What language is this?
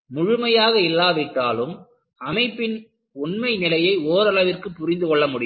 Tamil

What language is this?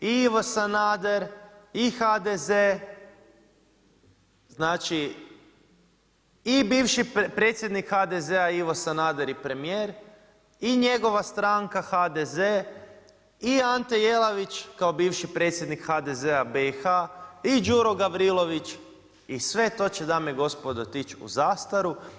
Croatian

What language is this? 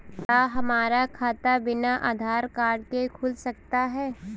Hindi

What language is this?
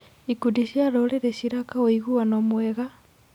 Kikuyu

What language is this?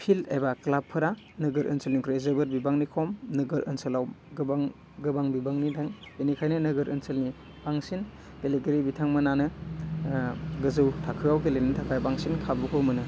Bodo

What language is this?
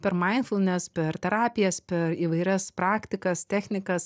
Lithuanian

